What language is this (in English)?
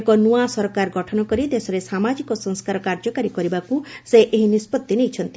Odia